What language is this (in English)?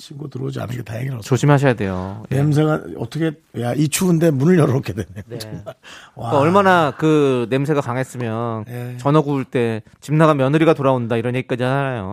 Korean